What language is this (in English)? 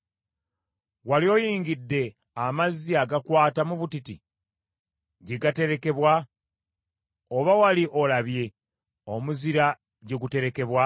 Ganda